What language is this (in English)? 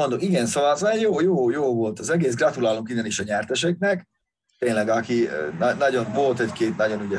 Hungarian